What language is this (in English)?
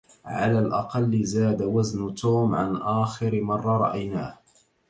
Arabic